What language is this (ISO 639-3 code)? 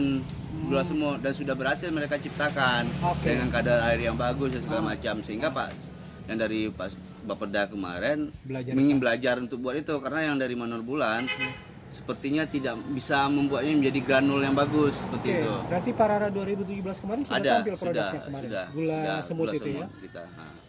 ind